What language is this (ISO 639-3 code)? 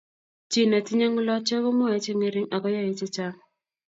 kln